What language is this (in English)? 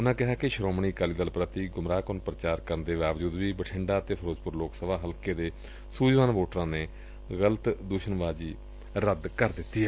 Punjabi